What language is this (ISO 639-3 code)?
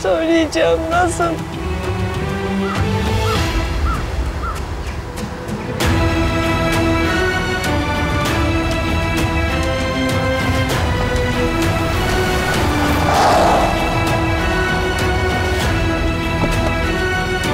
tur